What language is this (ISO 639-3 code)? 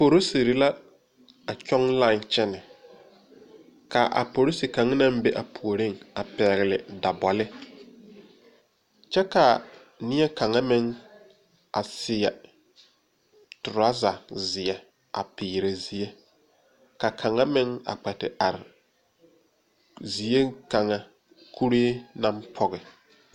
dga